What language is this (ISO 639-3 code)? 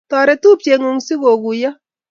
kln